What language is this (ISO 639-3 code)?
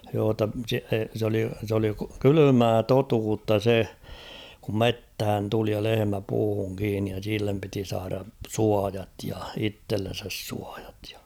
fin